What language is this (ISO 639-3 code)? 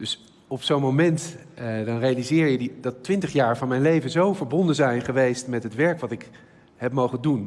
nld